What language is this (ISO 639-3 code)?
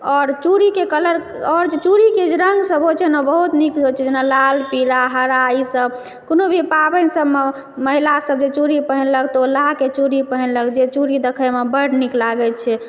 mai